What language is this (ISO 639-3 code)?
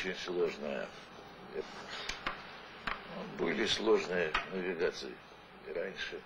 rus